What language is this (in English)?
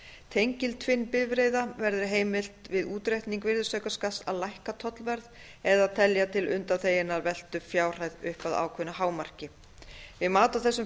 Icelandic